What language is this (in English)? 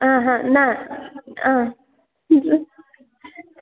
Sanskrit